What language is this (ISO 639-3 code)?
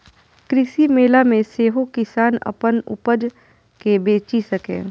mai